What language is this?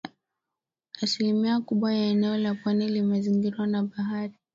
Swahili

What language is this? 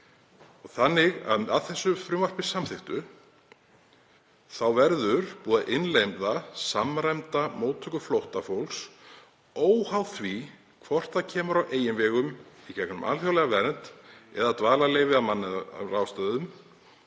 Icelandic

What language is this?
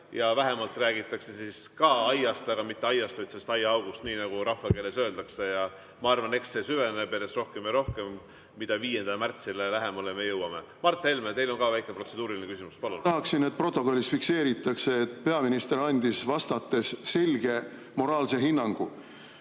Estonian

